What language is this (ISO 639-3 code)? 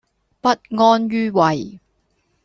yue